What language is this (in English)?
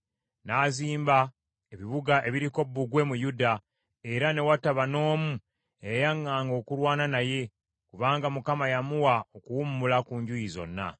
Ganda